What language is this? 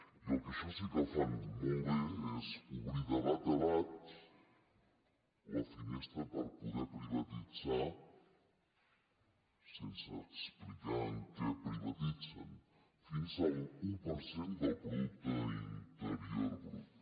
Catalan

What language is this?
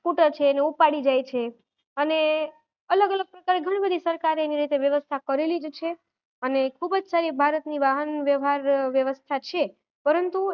Gujarati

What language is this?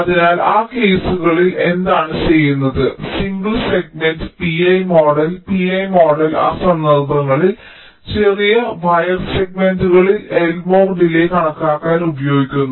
Malayalam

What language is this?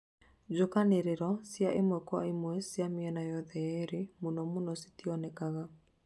Kikuyu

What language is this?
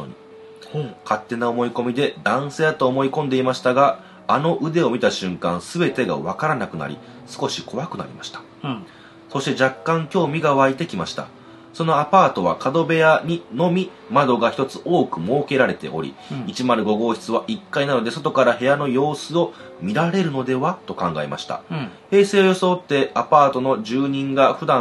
Japanese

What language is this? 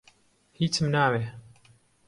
Central Kurdish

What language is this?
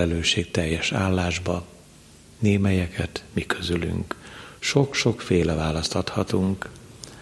Hungarian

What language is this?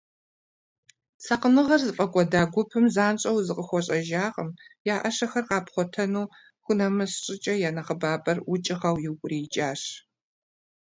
Kabardian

